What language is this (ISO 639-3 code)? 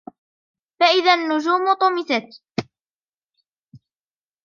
ara